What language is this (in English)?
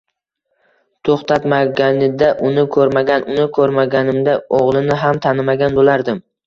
Uzbek